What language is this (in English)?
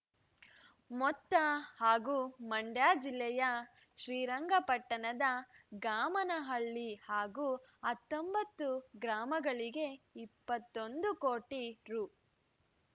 Kannada